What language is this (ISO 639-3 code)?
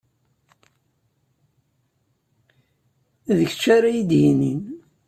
kab